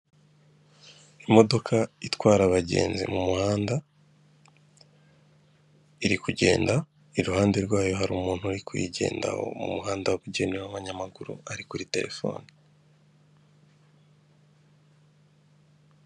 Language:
Kinyarwanda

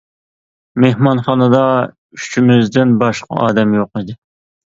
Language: Uyghur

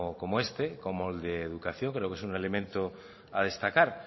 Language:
Spanish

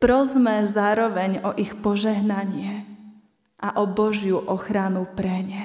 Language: Slovak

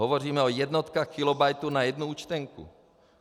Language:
Czech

